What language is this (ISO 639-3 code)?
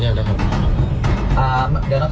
tha